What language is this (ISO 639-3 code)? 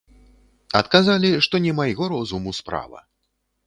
bel